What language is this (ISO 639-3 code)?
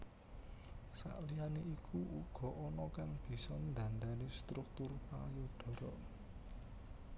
jav